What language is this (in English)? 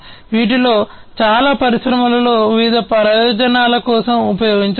Telugu